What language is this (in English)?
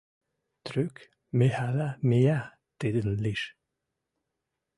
Western Mari